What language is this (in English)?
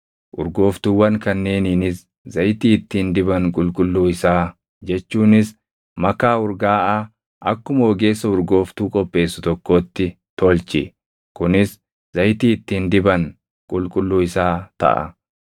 Oromo